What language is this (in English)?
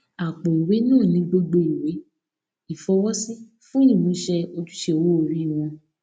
Yoruba